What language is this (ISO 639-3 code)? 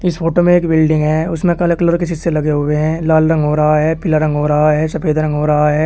hin